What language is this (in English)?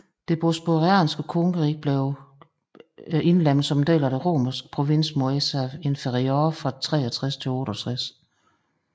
Danish